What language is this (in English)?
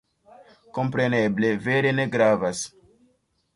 Esperanto